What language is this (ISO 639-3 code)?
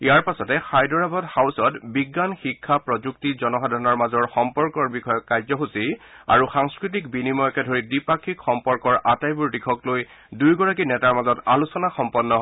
asm